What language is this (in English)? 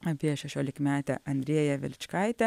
Lithuanian